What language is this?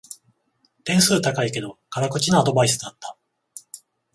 Japanese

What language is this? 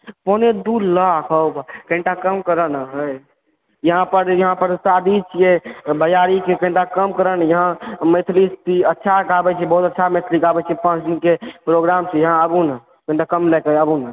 Maithili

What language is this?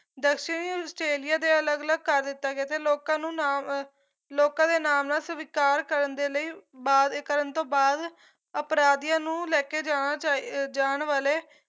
Punjabi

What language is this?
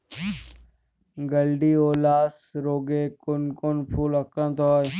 Bangla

